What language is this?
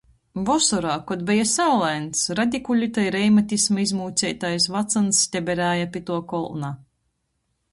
Latgalian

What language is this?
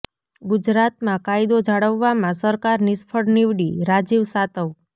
Gujarati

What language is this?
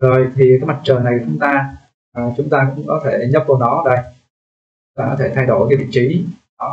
Vietnamese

